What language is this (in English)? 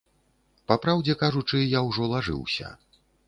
Belarusian